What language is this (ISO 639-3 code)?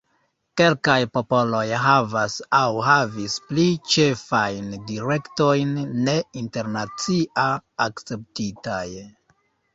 epo